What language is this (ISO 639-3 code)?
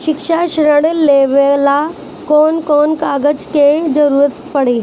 bho